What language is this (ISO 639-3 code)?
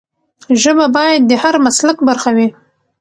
pus